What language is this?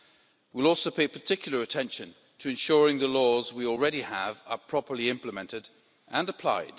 English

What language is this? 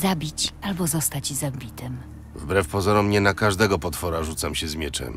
Polish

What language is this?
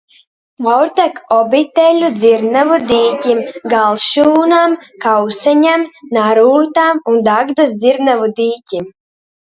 Latvian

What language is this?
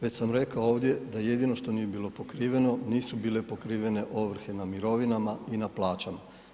Croatian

